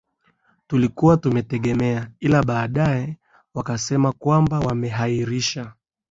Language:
Swahili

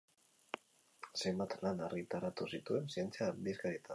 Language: Basque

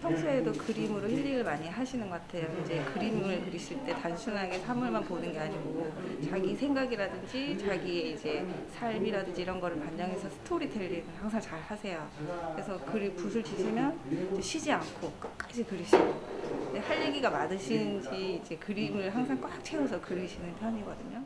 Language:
Korean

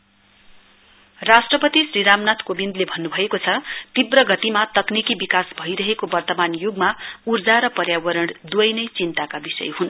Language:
Nepali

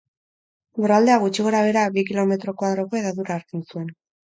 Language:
Basque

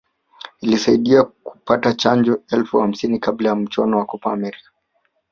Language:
Swahili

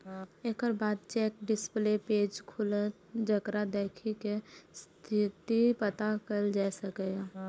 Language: Maithili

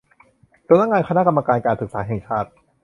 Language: Thai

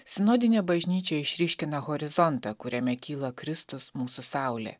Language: Lithuanian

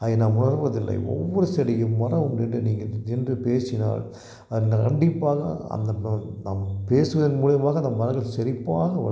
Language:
Tamil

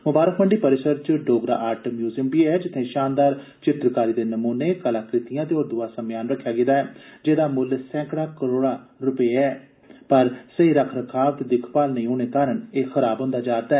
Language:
Dogri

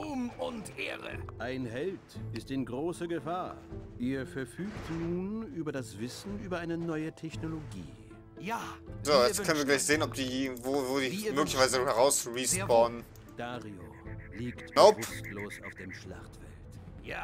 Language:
German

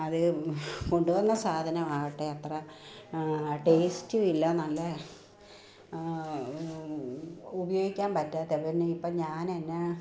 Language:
Malayalam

